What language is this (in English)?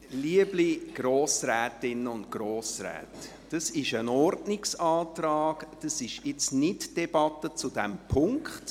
Swiss German